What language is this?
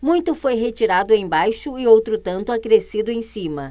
Portuguese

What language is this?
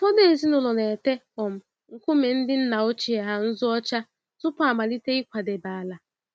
Igbo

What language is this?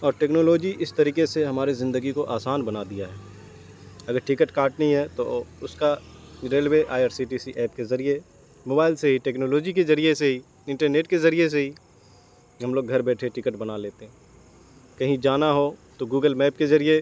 Urdu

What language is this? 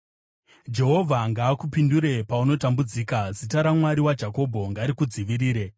Shona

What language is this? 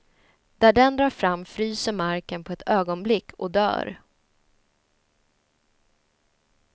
Swedish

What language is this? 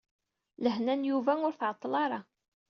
Kabyle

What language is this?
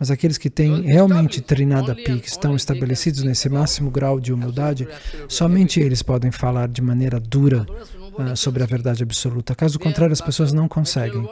Portuguese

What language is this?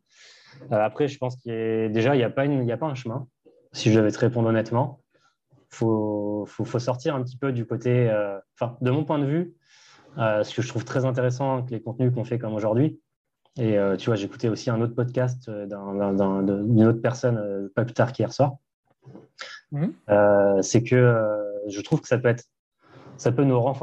French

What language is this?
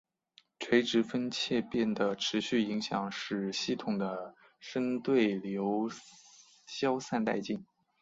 Chinese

